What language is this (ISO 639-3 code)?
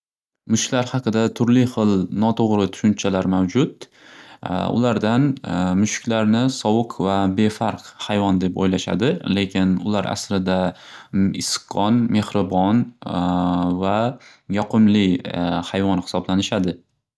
uzb